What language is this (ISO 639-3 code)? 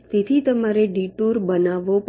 guj